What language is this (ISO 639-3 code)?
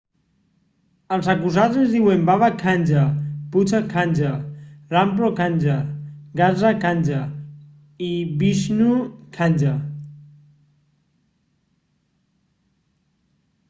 cat